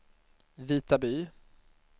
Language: Swedish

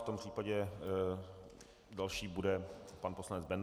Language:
Czech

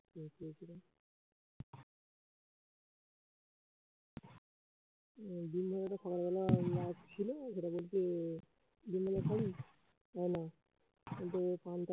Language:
Bangla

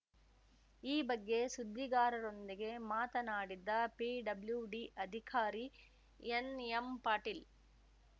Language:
Kannada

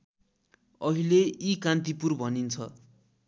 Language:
Nepali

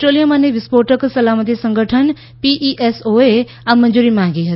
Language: Gujarati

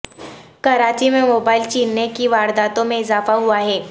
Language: Urdu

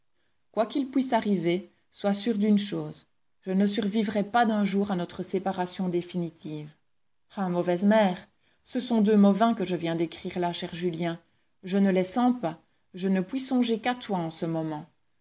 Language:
French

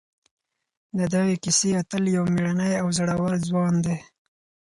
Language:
Pashto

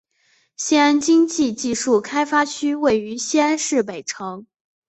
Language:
Chinese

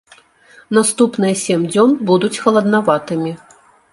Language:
Belarusian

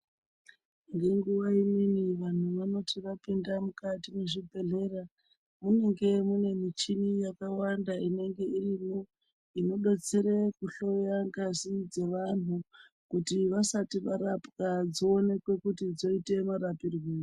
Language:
Ndau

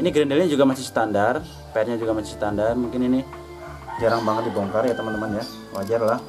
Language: Indonesian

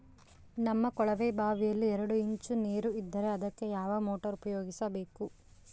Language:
Kannada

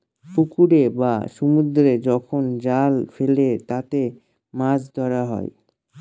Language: Bangla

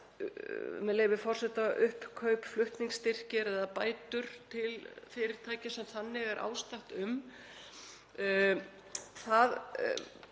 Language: Icelandic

